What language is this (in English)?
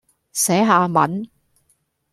Cantonese